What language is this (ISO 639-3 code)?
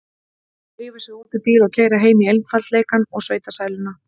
isl